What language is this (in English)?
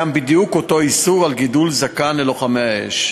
Hebrew